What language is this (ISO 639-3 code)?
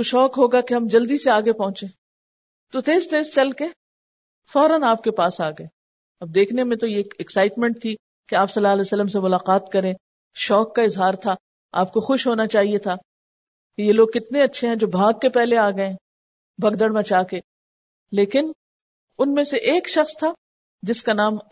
urd